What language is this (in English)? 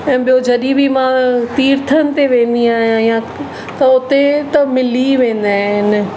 Sindhi